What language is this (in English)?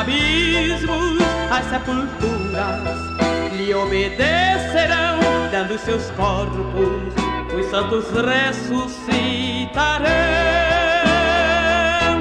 Portuguese